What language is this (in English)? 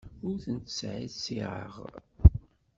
Kabyle